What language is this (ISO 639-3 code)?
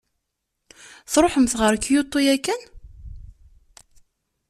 kab